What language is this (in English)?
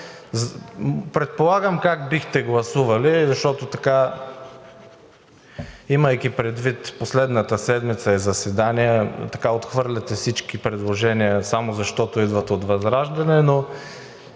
Bulgarian